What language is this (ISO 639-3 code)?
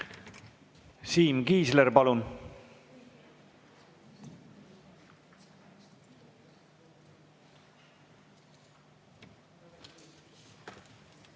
est